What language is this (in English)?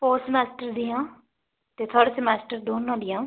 Punjabi